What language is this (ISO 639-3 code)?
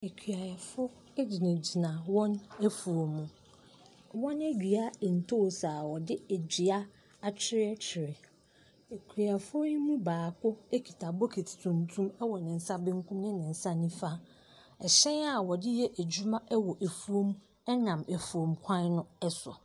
aka